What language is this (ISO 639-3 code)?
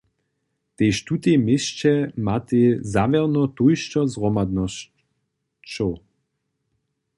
hsb